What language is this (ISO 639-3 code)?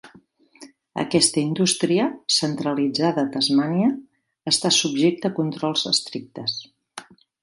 cat